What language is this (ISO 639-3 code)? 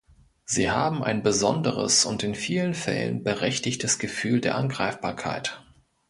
deu